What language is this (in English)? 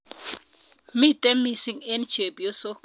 Kalenjin